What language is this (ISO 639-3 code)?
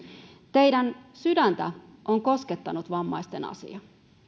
fin